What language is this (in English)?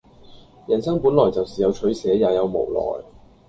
Cantonese